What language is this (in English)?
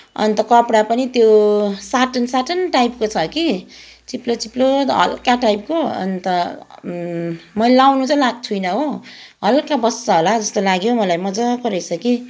Nepali